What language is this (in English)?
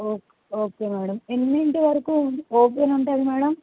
Telugu